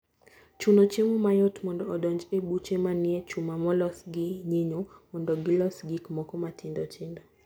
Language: Luo (Kenya and Tanzania)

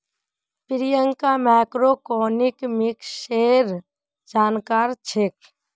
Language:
Magahi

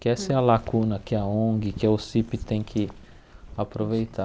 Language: Portuguese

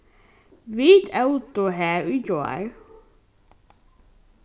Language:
Faroese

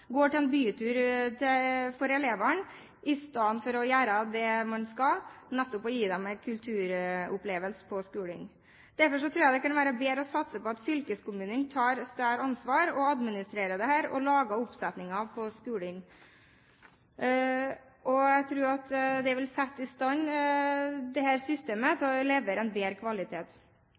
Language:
Norwegian Bokmål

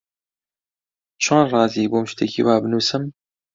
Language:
Central Kurdish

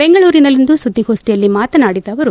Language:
Kannada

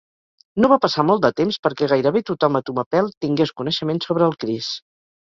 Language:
Catalan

